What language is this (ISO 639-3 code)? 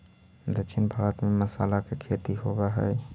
mag